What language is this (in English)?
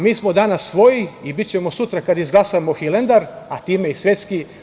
Serbian